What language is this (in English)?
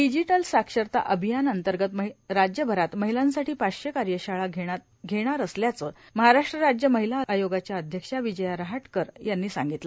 Marathi